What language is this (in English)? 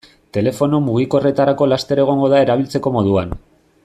Basque